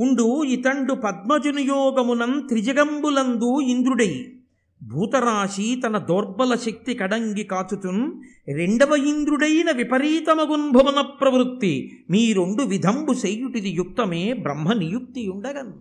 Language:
Telugu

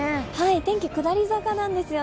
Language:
Japanese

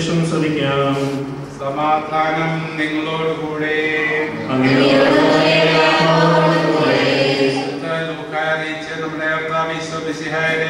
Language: Malayalam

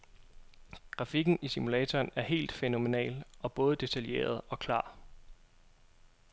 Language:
Danish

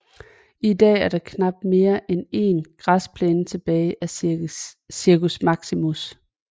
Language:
Danish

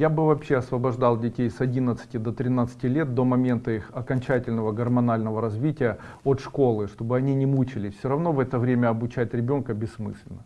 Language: Russian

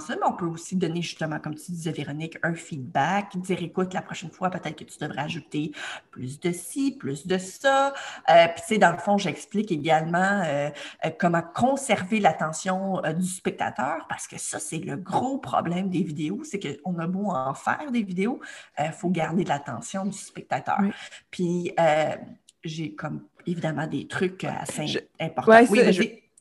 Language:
French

